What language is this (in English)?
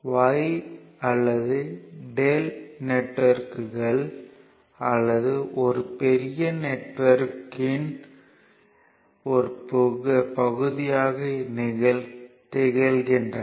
Tamil